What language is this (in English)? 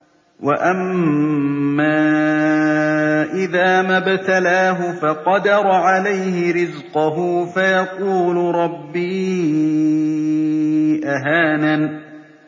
Arabic